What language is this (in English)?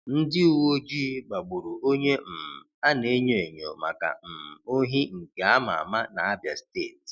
Igbo